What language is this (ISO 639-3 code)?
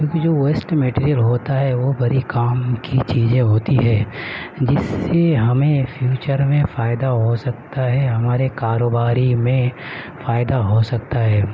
urd